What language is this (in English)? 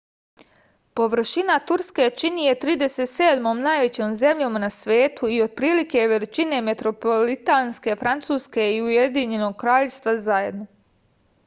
Serbian